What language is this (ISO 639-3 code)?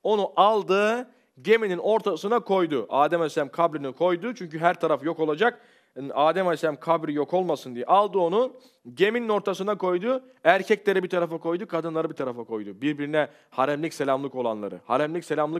tur